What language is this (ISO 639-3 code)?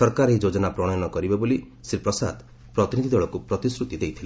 ori